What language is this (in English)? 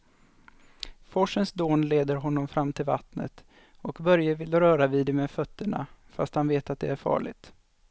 Swedish